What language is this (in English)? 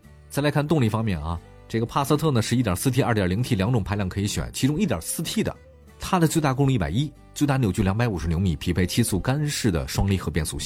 Chinese